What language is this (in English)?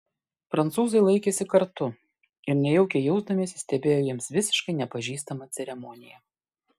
Lithuanian